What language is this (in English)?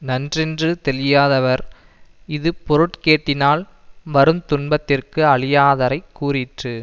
Tamil